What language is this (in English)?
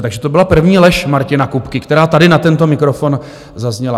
Czech